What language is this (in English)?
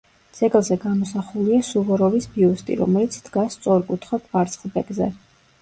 Georgian